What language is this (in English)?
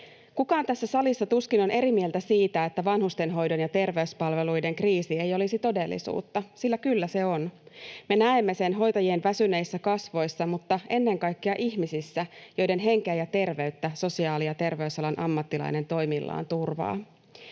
Finnish